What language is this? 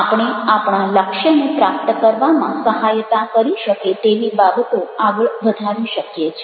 Gujarati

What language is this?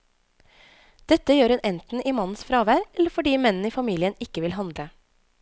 Norwegian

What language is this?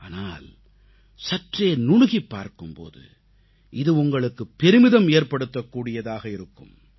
Tamil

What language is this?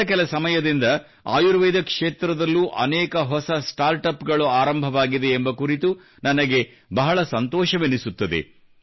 Kannada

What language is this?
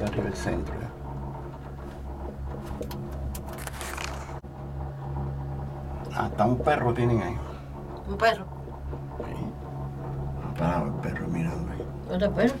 Spanish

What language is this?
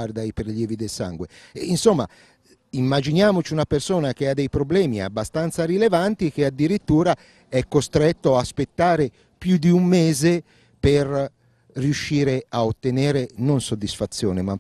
Italian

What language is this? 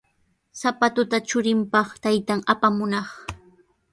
Sihuas Ancash Quechua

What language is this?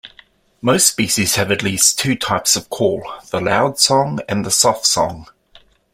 English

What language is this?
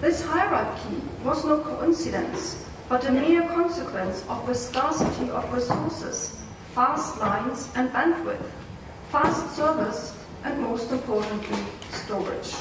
English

